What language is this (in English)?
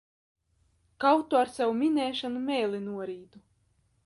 Latvian